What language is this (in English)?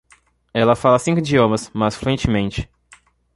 Portuguese